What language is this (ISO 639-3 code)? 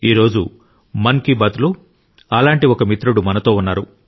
tel